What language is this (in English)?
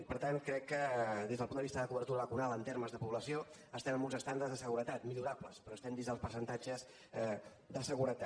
Catalan